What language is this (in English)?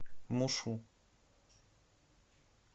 Russian